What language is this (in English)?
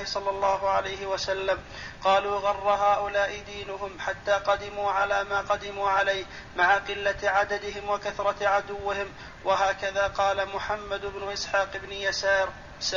Arabic